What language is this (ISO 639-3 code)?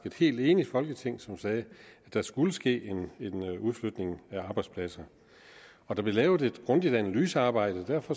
dan